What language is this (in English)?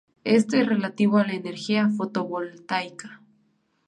Spanish